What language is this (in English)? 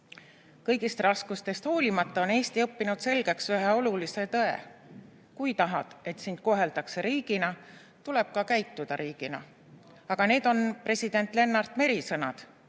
Estonian